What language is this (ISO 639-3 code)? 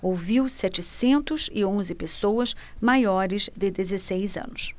por